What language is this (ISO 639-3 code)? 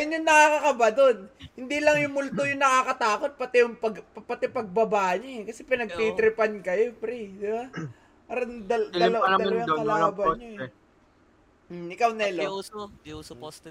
fil